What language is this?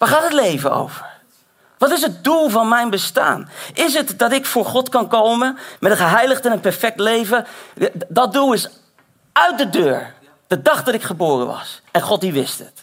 Dutch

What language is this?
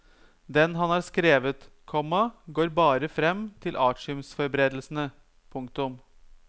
Norwegian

